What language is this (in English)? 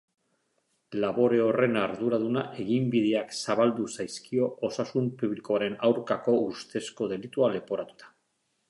Basque